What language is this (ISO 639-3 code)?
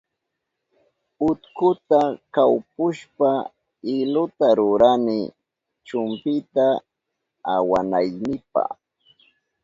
qup